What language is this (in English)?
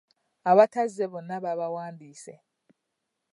Ganda